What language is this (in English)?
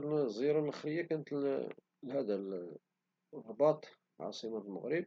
Moroccan Arabic